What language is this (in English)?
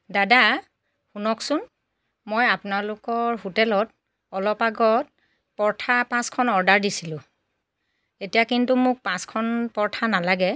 Assamese